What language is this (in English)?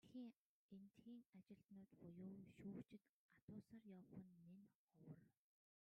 Mongolian